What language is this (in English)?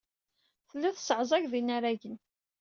Kabyle